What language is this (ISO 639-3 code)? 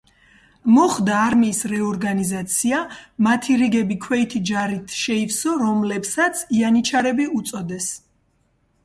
kat